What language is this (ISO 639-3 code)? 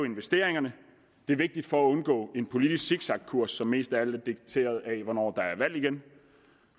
dan